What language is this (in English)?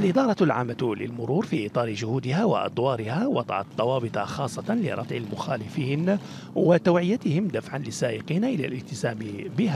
Arabic